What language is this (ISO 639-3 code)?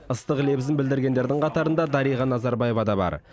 kaz